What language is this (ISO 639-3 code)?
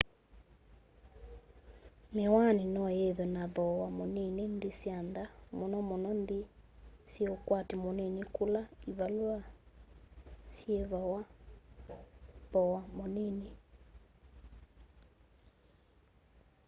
kam